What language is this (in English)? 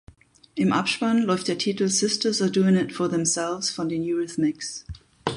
German